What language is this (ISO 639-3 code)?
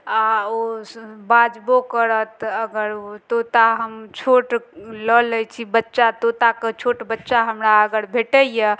mai